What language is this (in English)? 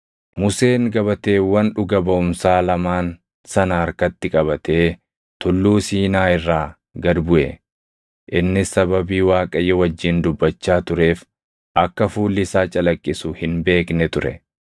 Oromo